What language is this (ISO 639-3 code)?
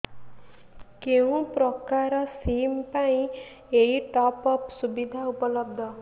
ori